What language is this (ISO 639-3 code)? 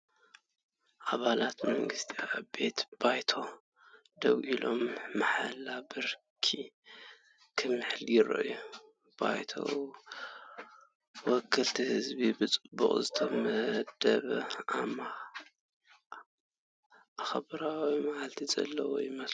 tir